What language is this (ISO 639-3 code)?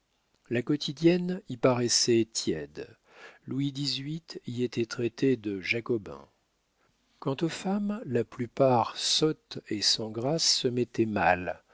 fra